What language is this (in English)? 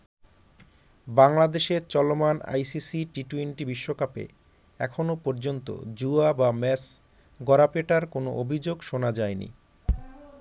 Bangla